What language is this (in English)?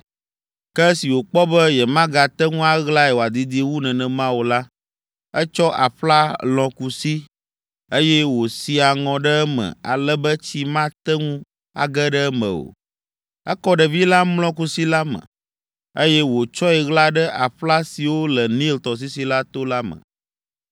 Ewe